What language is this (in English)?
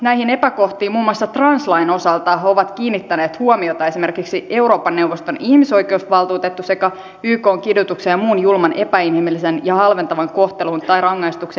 Finnish